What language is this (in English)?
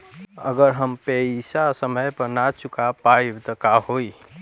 Bhojpuri